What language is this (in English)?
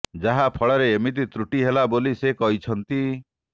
Odia